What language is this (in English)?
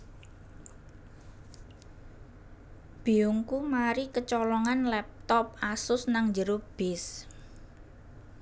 Javanese